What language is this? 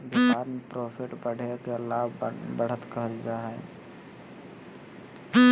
Magahi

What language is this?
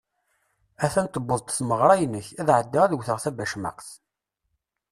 Kabyle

